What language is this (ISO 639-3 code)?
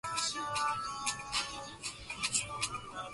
swa